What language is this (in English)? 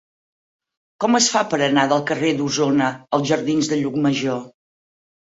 Catalan